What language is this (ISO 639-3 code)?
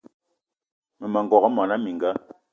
eto